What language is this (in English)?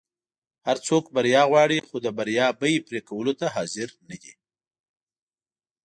Pashto